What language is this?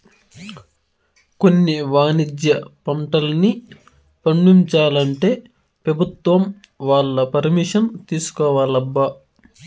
Telugu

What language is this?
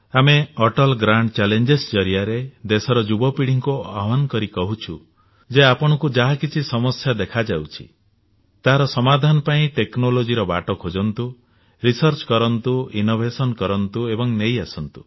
Odia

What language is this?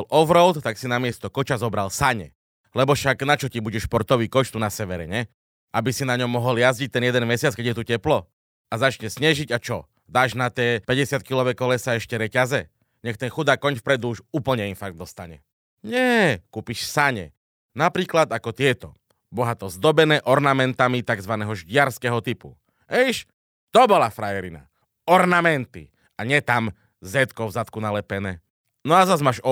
Slovak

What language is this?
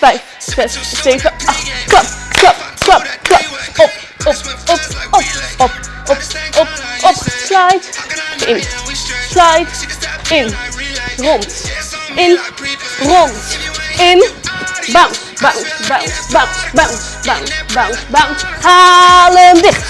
Dutch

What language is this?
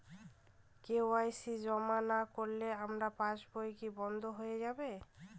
Bangla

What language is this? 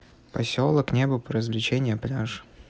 Russian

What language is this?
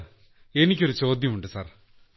Malayalam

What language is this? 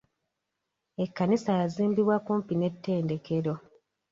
Ganda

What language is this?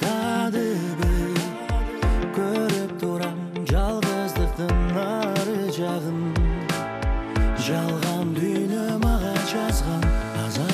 Turkish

